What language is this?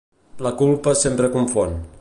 Catalan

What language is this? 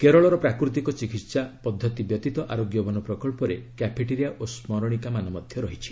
Odia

